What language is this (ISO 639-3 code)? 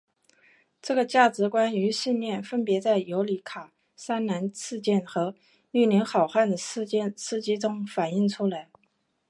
zho